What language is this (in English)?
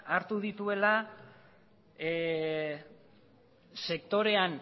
Basque